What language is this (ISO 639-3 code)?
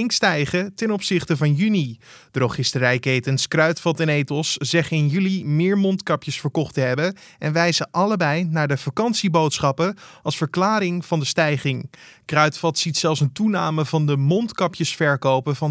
nld